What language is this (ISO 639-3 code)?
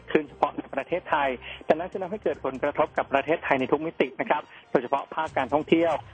tha